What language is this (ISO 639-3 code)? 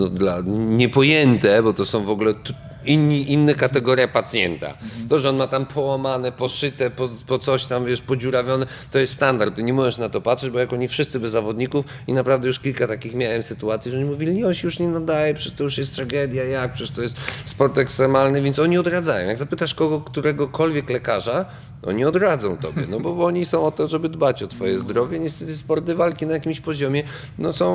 pol